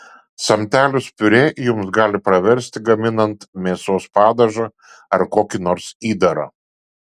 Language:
Lithuanian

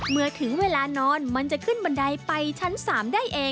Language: Thai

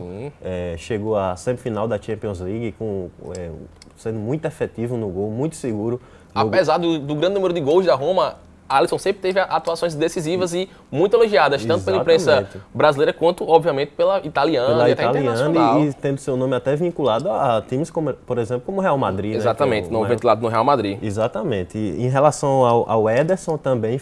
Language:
Portuguese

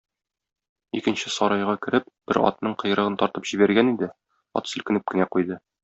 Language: Tatar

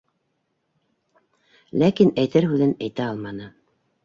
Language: Bashkir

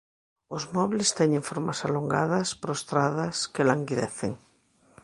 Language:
Galician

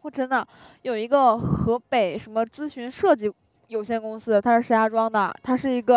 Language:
Chinese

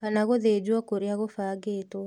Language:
Kikuyu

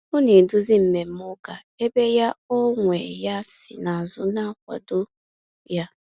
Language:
Igbo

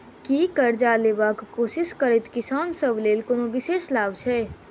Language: Maithili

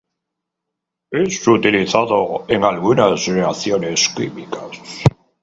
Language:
Spanish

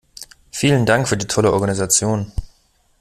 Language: German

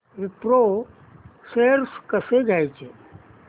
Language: Marathi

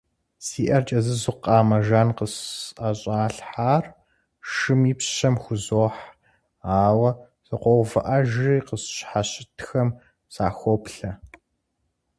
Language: Kabardian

